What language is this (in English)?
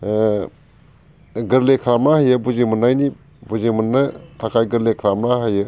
Bodo